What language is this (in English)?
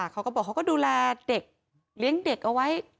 Thai